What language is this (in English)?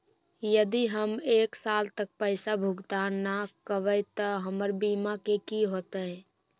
Magahi